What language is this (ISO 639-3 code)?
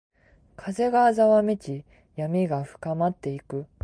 jpn